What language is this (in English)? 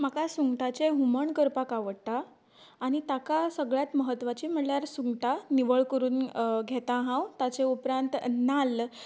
Konkani